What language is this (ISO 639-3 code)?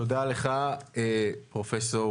heb